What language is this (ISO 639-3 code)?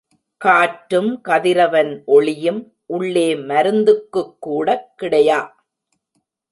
tam